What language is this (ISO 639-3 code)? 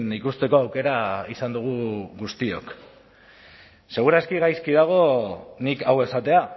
eus